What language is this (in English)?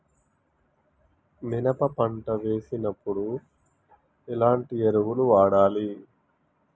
Telugu